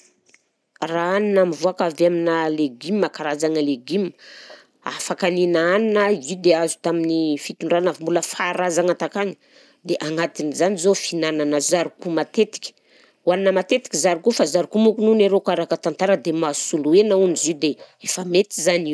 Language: Southern Betsimisaraka Malagasy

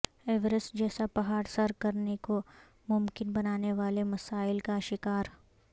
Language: Urdu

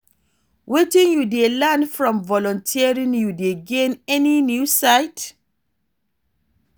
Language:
Nigerian Pidgin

